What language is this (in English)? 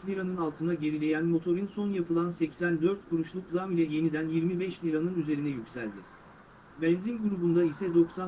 Turkish